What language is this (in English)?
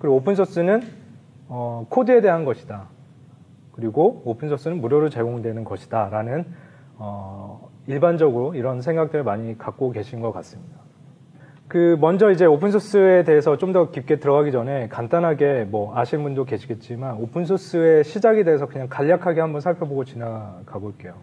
Korean